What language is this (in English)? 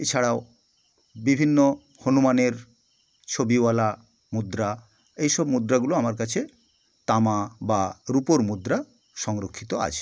Bangla